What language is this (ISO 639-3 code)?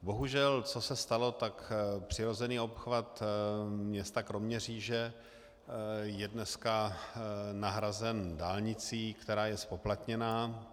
ces